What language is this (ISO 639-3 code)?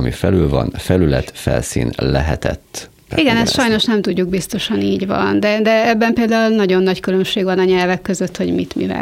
hun